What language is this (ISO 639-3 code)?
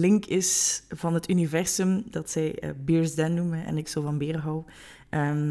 nld